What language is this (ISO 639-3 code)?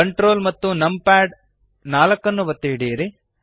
kan